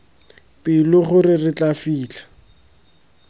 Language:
Tswana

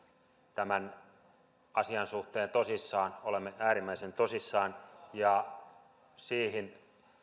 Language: Finnish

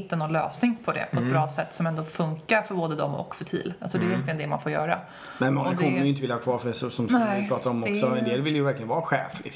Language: Swedish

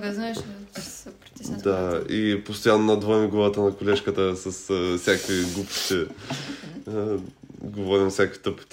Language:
Bulgarian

